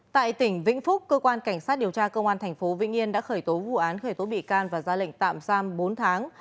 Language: Vietnamese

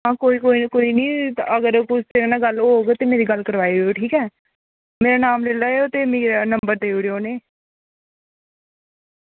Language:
Dogri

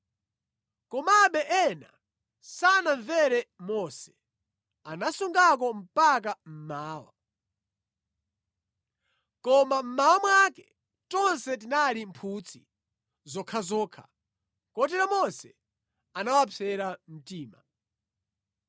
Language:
Nyanja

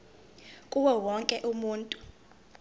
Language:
Zulu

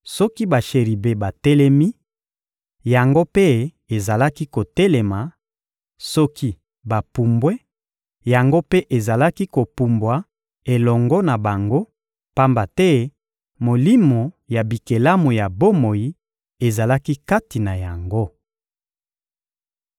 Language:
Lingala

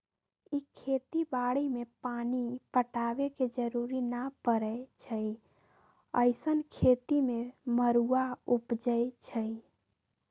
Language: Magahi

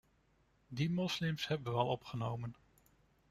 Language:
Dutch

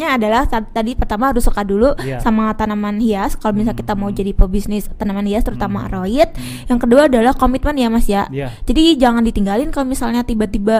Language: Indonesian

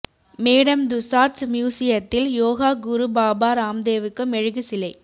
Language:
Tamil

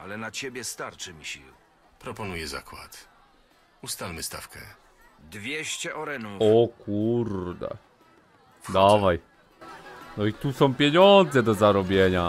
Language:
Polish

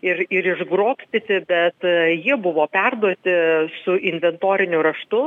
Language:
Lithuanian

